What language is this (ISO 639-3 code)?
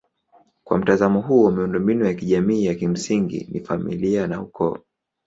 swa